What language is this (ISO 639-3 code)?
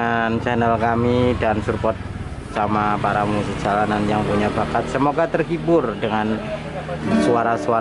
ind